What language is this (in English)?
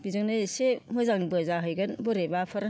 Bodo